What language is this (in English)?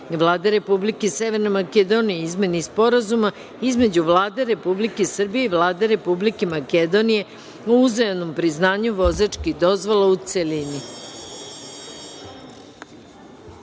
Serbian